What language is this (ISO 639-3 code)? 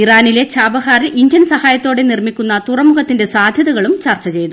mal